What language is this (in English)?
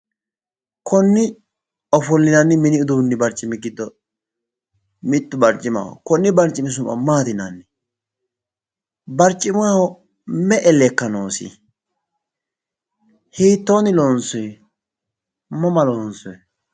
Sidamo